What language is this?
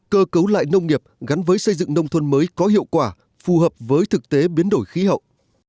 Vietnamese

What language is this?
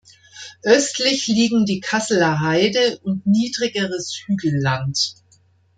German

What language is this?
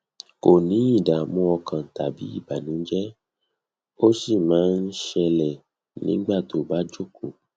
Yoruba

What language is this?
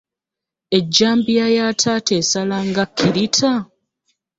Ganda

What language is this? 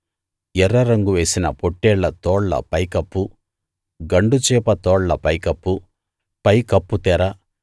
Telugu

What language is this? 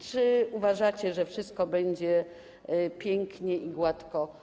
Polish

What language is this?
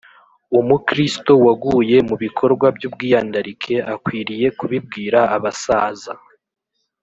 Kinyarwanda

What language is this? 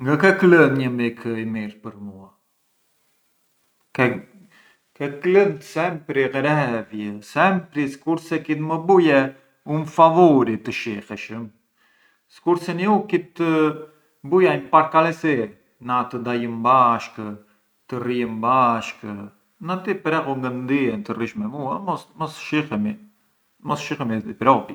Arbëreshë Albanian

